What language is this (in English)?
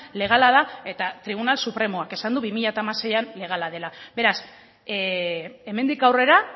Basque